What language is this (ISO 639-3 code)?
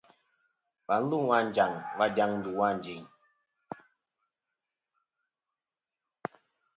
bkm